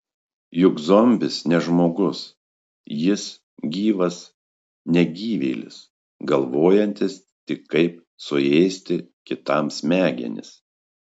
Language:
Lithuanian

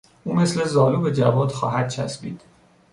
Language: Persian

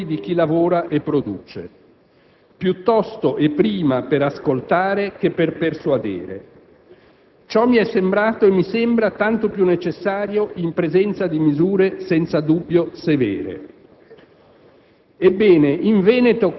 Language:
Italian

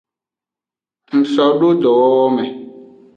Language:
Aja (Benin)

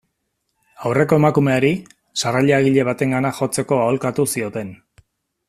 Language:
Basque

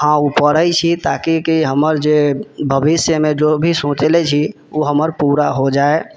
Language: Maithili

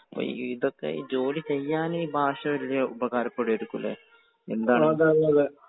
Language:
Malayalam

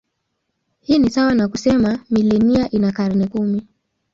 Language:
Swahili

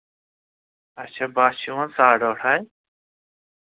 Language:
Kashmiri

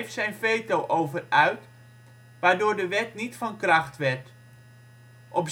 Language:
Dutch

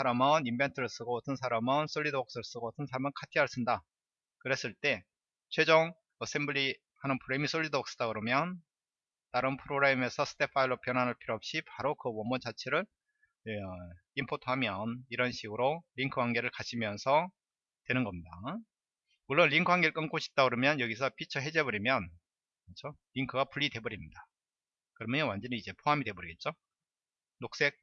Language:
Korean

